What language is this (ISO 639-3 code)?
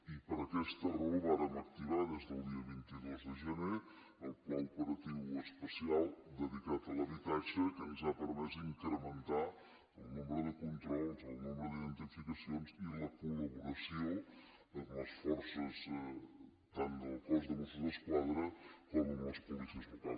cat